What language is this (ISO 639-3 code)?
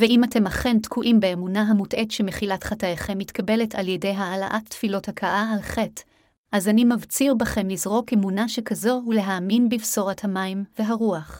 heb